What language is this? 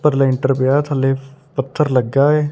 Punjabi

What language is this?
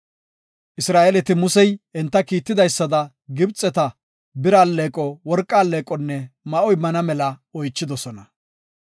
Gofa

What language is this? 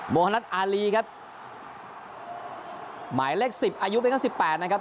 Thai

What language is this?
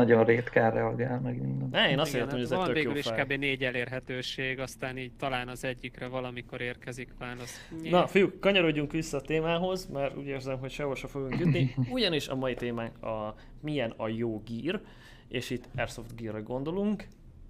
Hungarian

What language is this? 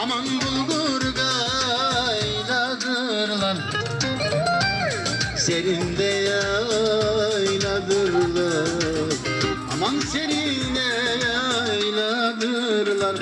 Turkish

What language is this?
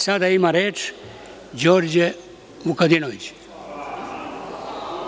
Serbian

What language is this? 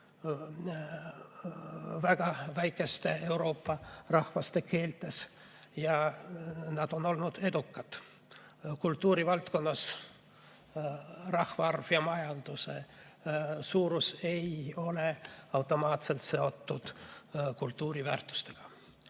Estonian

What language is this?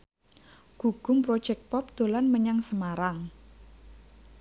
Javanese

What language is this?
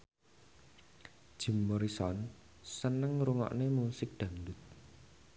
Javanese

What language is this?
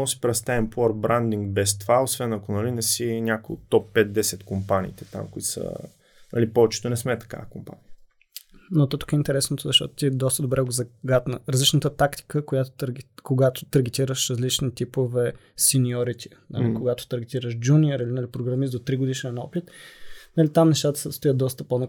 Bulgarian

